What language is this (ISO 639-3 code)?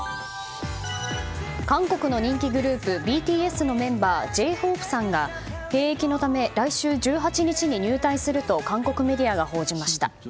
jpn